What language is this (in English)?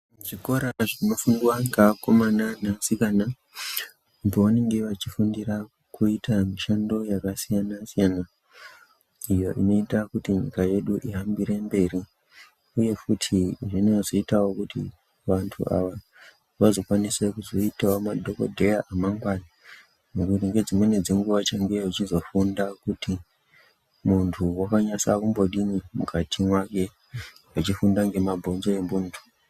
Ndau